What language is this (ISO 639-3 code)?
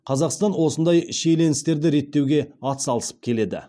kaz